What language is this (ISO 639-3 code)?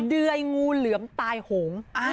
tha